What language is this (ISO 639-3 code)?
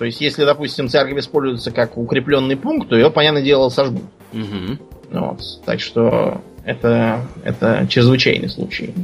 rus